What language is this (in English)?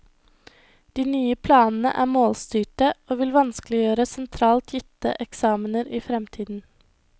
Norwegian